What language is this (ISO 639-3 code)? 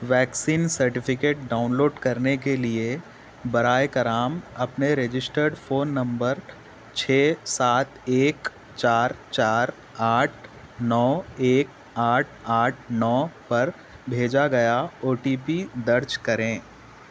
urd